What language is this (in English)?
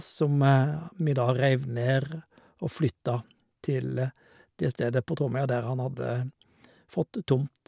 Norwegian